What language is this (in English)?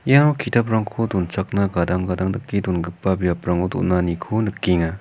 Garo